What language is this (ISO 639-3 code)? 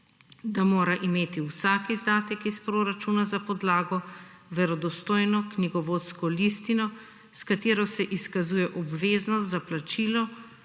slv